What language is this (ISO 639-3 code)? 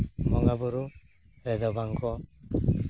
sat